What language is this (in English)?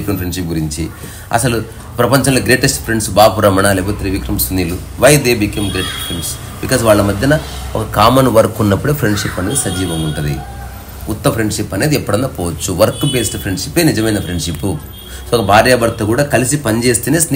Telugu